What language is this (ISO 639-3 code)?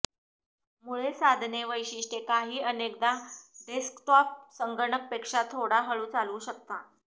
mar